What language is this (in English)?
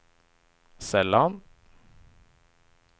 Swedish